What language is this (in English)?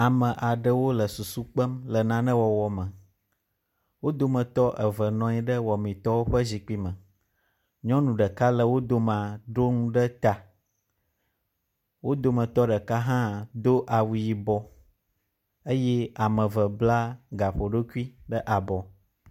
Ewe